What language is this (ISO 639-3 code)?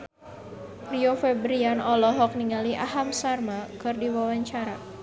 sun